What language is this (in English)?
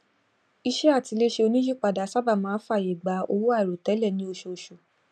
Yoruba